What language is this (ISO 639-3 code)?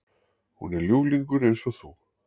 isl